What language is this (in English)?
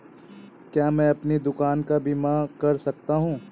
Hindi